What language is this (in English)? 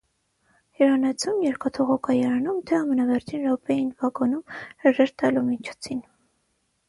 Armenian